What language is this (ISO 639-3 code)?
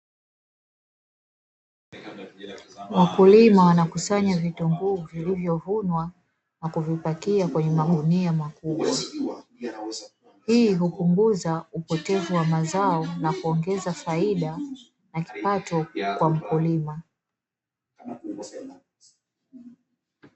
swa